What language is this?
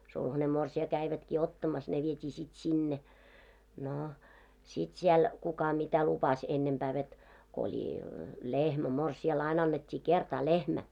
Finnish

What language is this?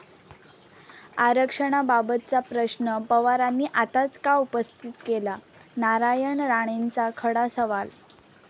Marathi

